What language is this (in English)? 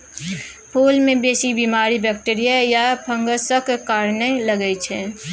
Maithili